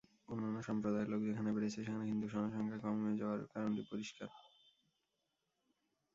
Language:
Bangla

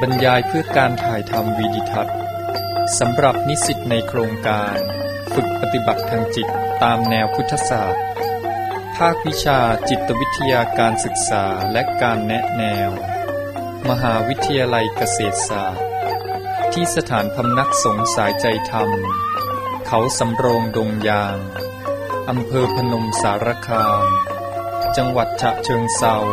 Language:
Thai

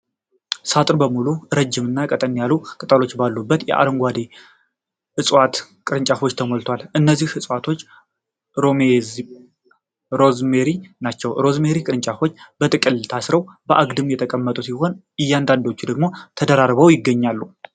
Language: Amharic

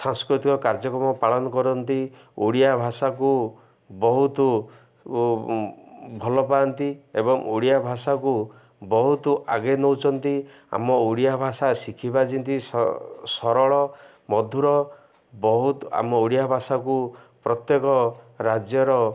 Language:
Odia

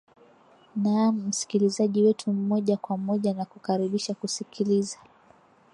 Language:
Swahili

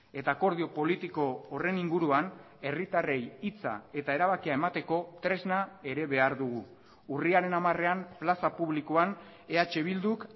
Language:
Basque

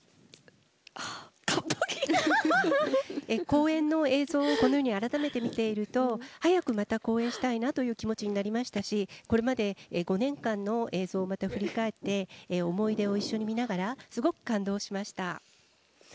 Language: Japanese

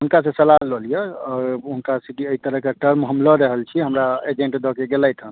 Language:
Maithili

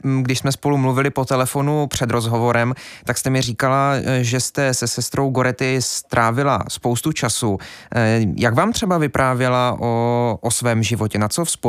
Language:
Czech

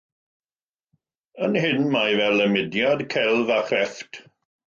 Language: Welsh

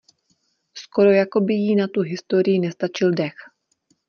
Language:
Czech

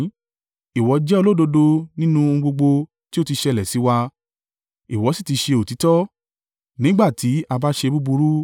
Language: Yoruba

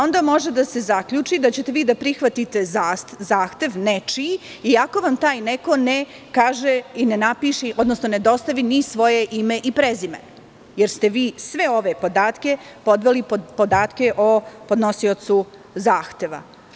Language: Serbian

